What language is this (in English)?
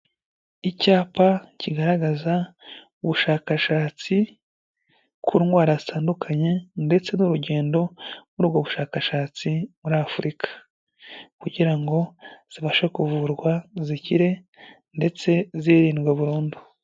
Kinyarwanda